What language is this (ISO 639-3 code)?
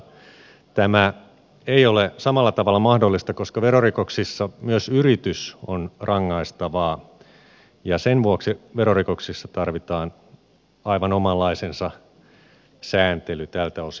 fin